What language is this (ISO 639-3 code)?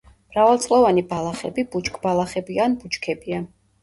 kat